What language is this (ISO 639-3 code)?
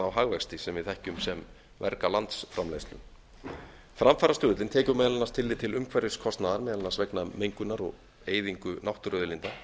isl